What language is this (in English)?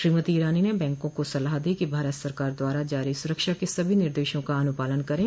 Hindi